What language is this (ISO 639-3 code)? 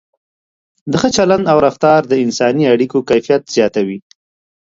pus